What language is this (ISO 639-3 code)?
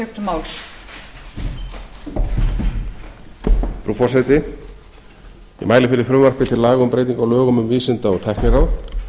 isl